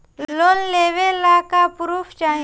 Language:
Bhojpuri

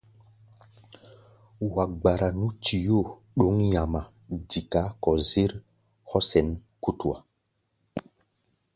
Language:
Gbaya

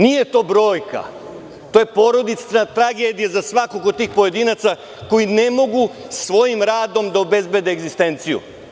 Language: Serbian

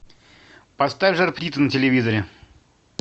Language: Russian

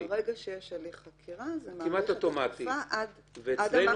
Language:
Hebrew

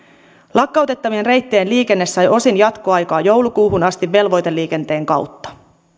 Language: Finnish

